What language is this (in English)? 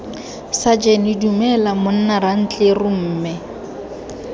Tswana